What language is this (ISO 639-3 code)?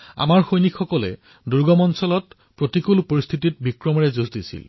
asm